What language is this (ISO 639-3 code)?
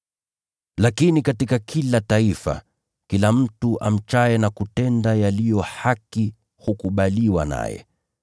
swa